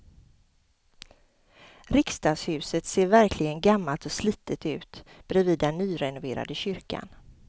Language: Swedish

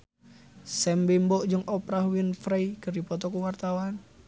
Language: Sundanese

